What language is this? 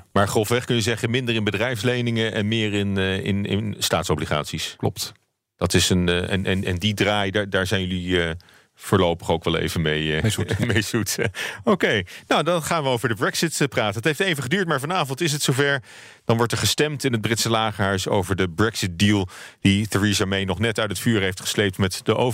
Dutch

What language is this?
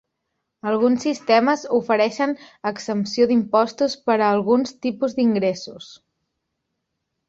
Catalan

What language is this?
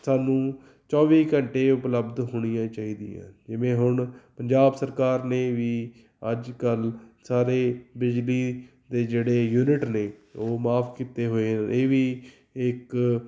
Punjabi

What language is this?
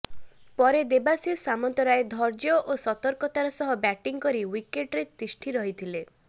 Odia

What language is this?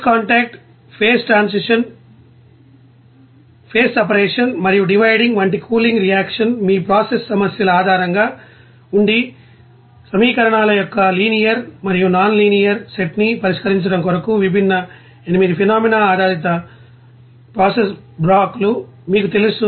Telugu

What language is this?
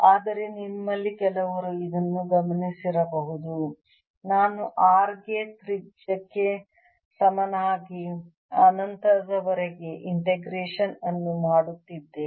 Kannada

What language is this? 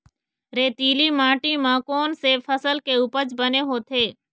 Chhattisgarhi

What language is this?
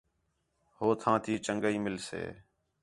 Khetrani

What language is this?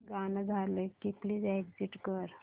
Marathi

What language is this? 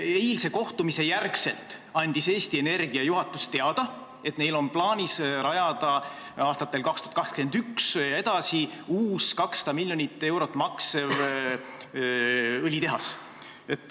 Estonian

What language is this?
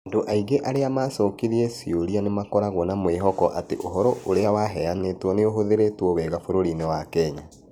Kikuyu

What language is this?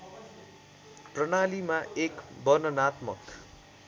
Nepali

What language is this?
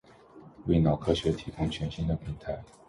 Chinese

